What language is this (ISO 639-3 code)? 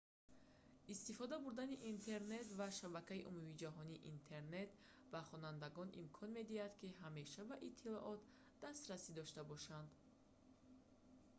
tgk